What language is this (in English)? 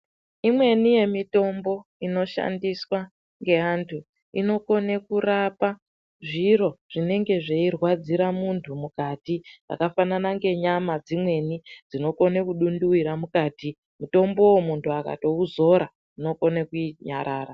Ndau